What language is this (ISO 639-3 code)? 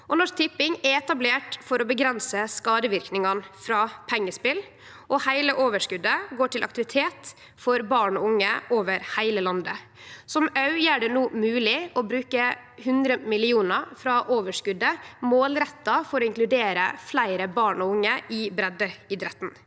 nor